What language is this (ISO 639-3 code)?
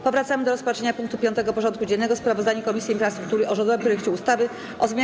pol